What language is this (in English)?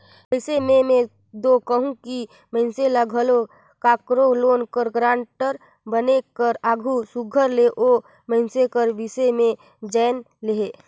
Chhattisgarhi